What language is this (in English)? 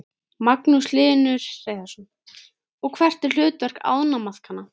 Icelandic